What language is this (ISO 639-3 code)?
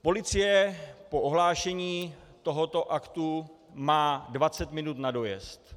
ces